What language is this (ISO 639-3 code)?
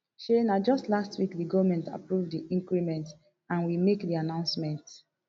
pcm